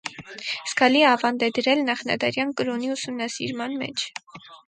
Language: Armenian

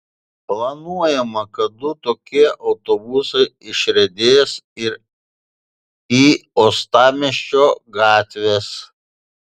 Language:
Lithuanian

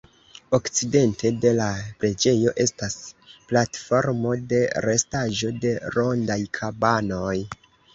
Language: Esperanto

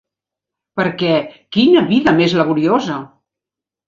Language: Catalan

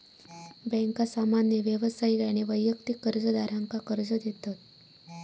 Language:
Marathi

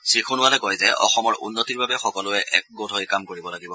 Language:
Assamese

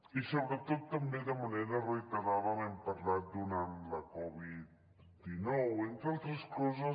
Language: Catalan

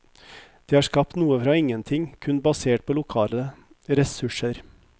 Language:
Norwegian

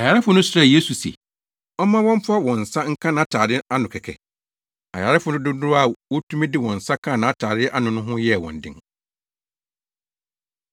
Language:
Akan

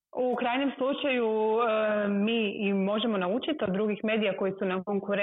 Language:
Croatian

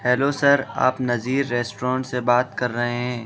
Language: Urdu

